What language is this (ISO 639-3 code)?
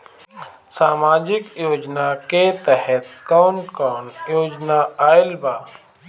bho